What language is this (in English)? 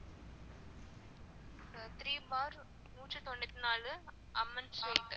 Tamil